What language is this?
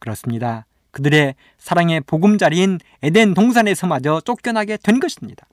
Korean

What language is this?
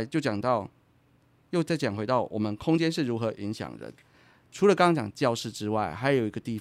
Chinese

